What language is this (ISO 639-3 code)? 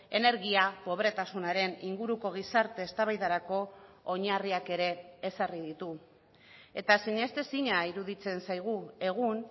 eus